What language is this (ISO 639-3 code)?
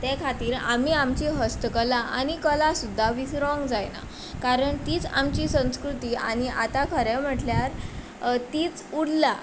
kok